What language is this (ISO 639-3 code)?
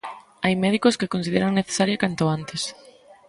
glg